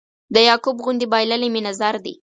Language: Pashto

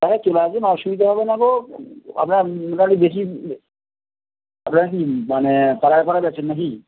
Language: Bangla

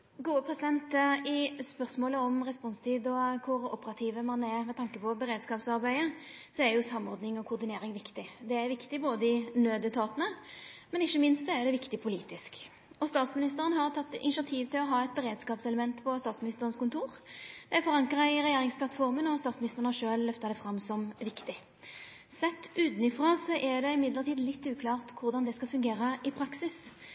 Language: Norwegian Nynorsk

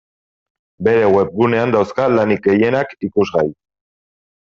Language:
Basque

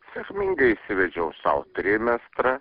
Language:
Lithuanian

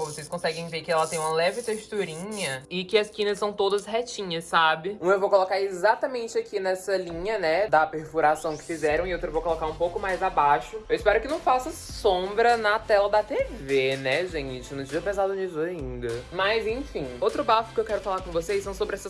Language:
Portuguese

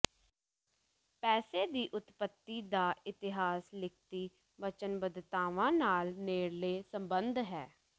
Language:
Punjabi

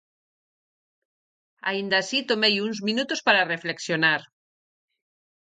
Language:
Galician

